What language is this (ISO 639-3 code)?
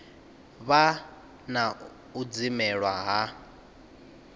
ven